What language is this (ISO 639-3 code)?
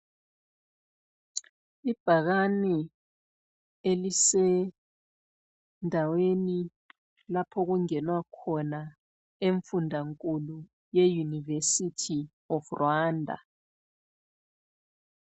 nde